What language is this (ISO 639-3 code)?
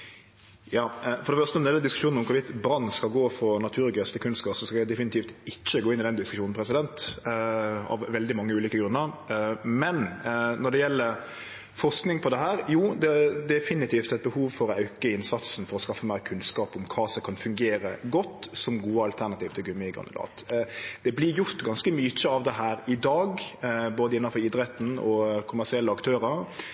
nno